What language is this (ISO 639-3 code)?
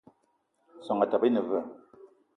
eto